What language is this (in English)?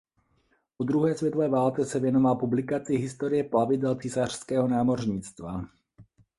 Czech